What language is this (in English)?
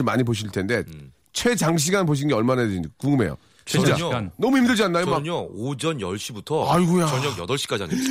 Korean